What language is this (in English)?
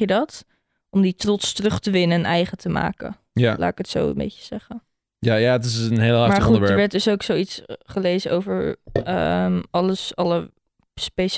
Dutch